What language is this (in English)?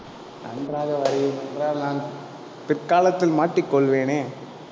Tamil